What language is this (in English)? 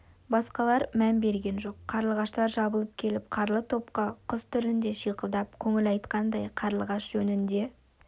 Kazakh